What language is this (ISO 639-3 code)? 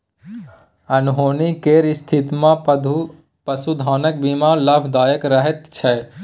mai